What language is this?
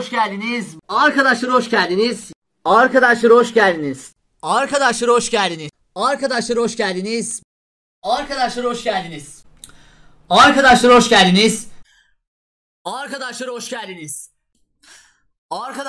Turkish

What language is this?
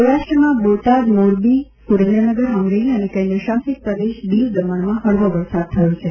Gujarati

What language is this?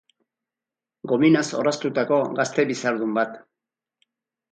Basque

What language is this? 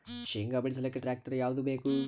Kannada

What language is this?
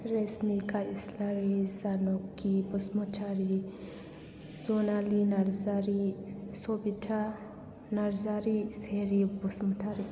Bodo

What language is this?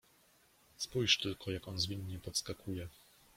Polish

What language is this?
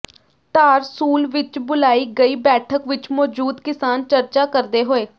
Punjabi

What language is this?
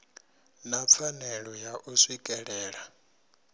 Venda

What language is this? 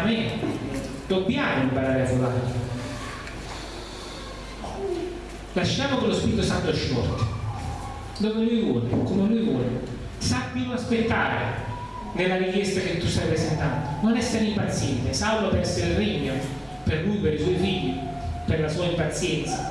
Italian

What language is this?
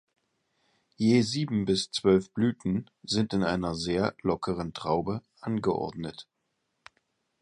German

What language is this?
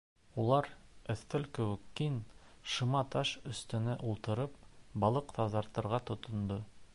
Bashkir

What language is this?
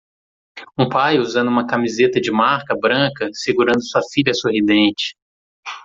Portuguese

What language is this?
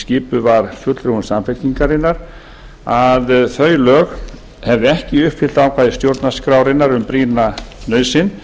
Icelandic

